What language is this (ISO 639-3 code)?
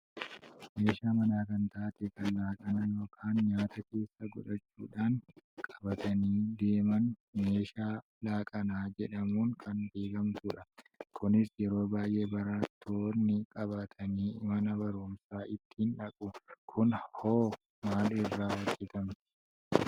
orm